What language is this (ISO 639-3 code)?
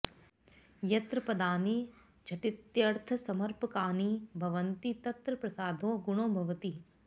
san